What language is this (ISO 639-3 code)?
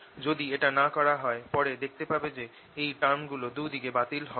ben